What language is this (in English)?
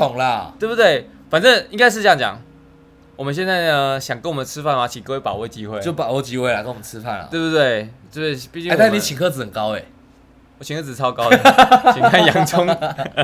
Chinese